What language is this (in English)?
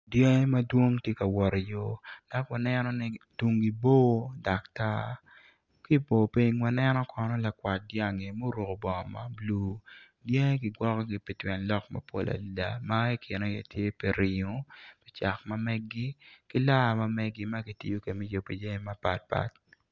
Acoli